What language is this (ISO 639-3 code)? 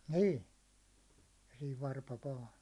fin